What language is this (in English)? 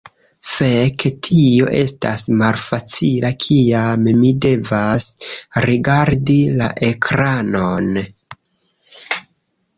Esperanto